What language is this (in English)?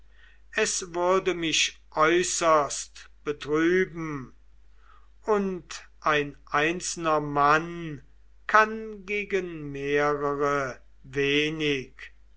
German